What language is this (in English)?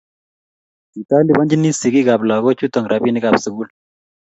Kalenjin